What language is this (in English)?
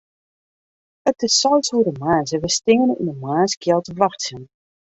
Western Frisian